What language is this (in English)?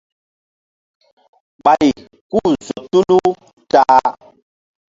Mbum